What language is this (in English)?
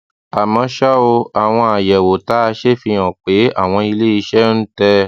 Yoruba